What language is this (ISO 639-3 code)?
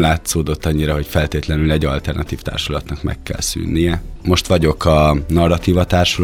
hun